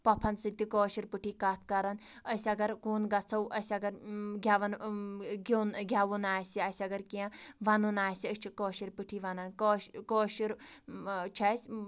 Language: Kashmiri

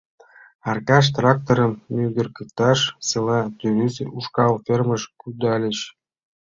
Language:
Mari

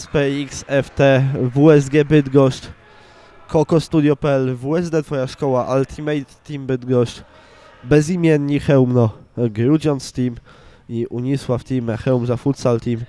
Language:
Polish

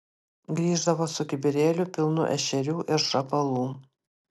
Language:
Lithuanian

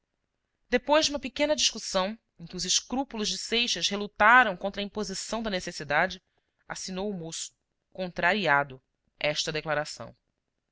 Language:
Portuguese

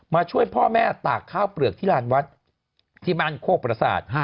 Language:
Thai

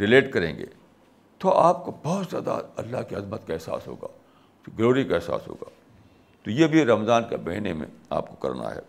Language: Urdu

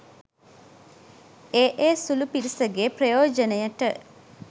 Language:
Sinhala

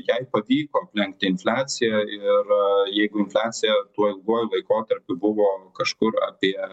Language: Lithuanian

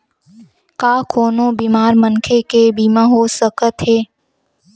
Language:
Chhattisgarhi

